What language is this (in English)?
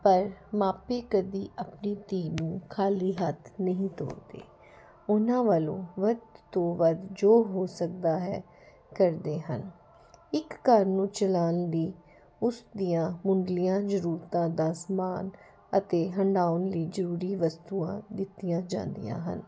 Punjabi